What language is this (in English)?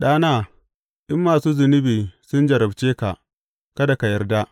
Hausa